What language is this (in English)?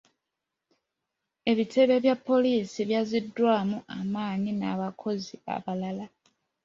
Ganda